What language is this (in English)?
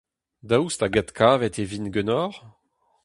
Breton